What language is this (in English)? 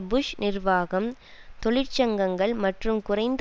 Tamil